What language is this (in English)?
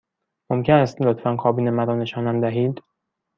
Persian